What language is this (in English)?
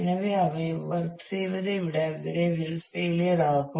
Tamil